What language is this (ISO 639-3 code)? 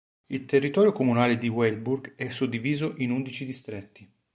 ita